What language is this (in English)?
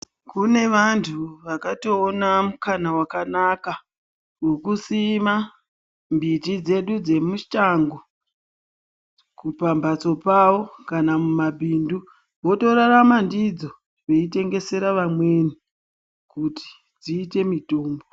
Ndau